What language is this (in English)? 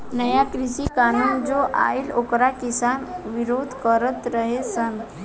Bhojpuri